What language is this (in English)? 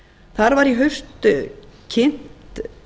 Icelandic